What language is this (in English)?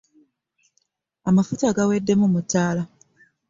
Ganda